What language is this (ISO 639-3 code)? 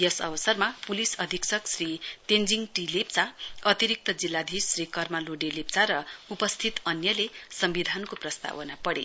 nep